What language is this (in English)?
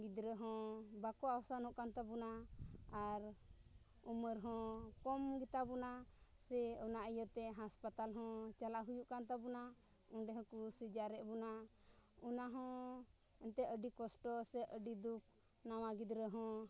Santali